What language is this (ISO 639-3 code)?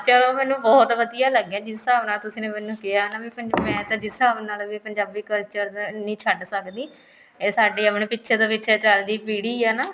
pan